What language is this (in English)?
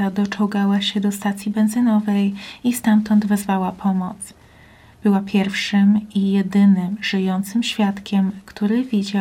Polish